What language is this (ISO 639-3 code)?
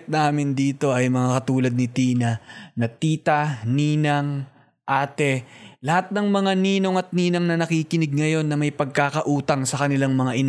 fil